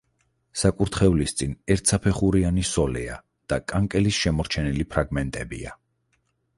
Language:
Georgian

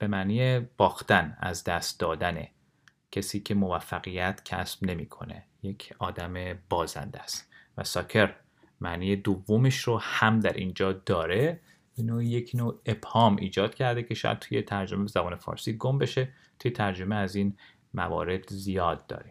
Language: Persian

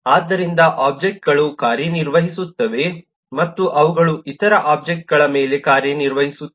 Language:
Kannada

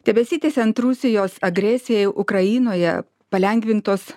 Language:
Lithuanian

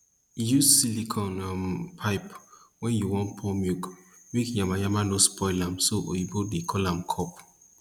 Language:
Nigerian Pidgin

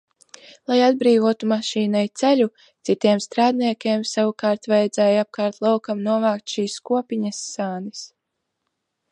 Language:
Latvian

